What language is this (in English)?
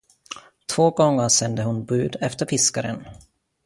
Swedish